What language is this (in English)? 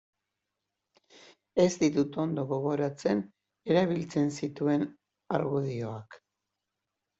Basque